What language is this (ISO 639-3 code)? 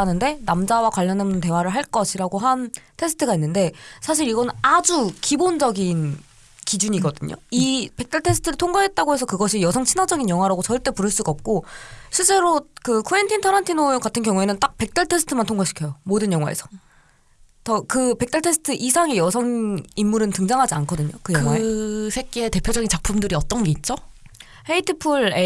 kor